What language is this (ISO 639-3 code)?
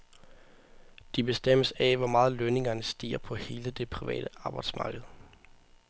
dan